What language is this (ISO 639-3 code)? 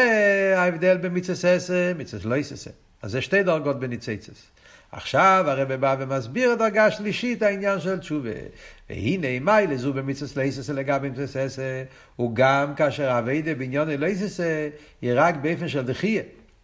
heb